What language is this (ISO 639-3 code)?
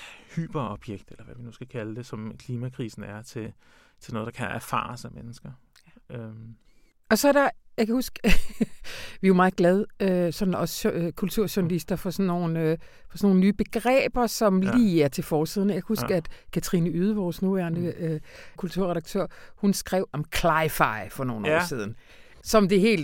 dan